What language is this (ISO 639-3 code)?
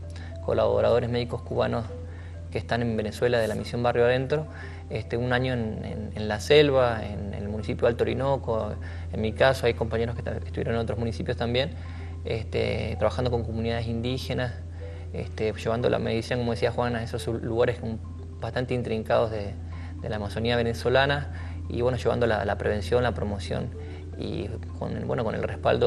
spa